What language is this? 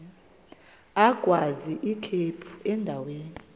Xhosa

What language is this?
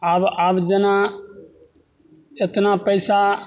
Maithili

